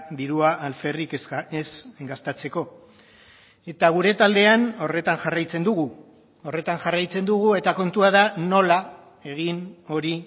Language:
Basque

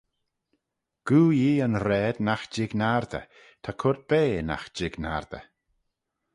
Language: Manx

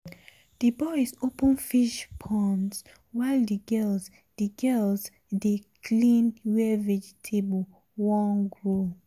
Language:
Nigerian Pidgin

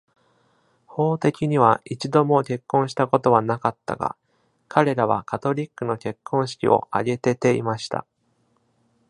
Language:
Japanese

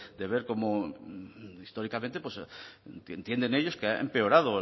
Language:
Spanish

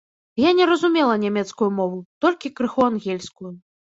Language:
Belarusian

